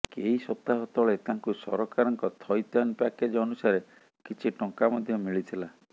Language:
Odia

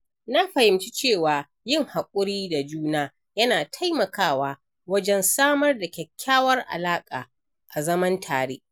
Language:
Hausa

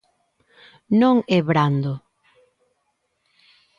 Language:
Galician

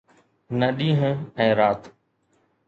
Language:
Sindhi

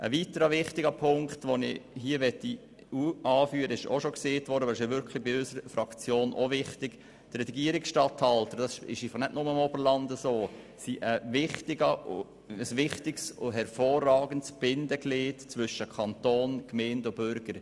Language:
Swiss German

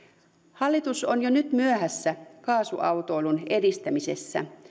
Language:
Finnish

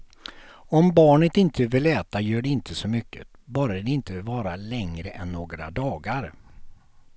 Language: Swedish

